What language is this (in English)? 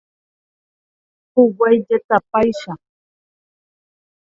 Guarani